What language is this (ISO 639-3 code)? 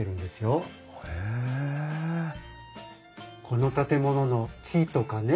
jpn